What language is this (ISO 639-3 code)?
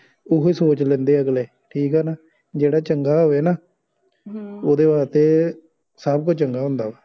pan